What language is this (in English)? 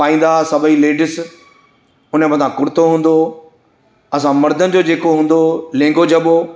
Sindhi